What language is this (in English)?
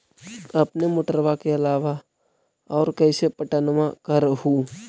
Magahi